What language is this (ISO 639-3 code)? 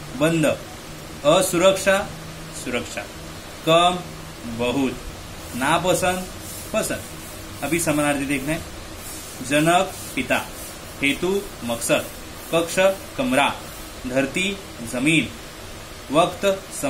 hin